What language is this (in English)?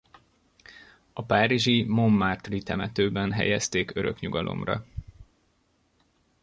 Hungarian